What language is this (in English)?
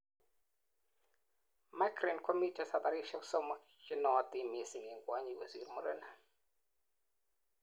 Kalenjin